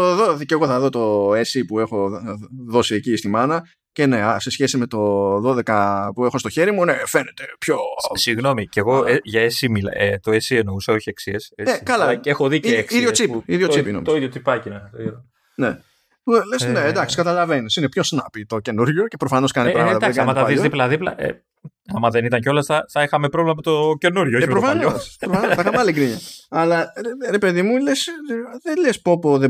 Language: Greek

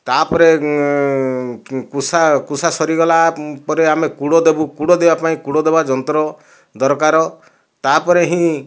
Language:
Odia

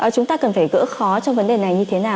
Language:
Vietnamese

